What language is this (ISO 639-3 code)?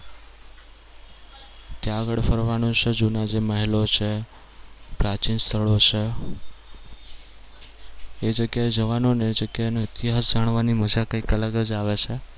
guj